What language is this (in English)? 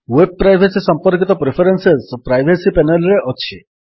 Odia